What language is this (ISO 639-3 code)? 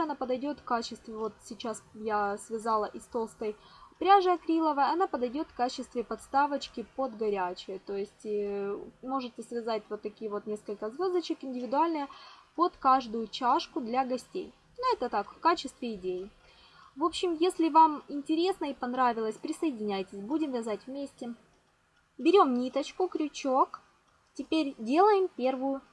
rus